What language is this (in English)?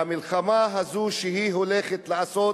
Hebrew